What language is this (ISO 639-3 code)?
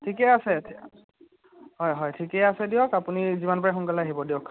asm